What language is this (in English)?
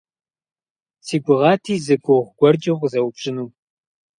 Kabardian